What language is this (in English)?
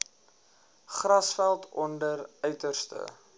Afrikaans